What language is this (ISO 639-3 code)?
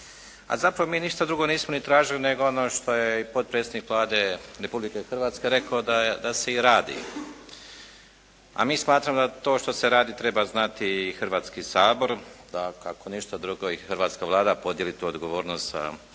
hrv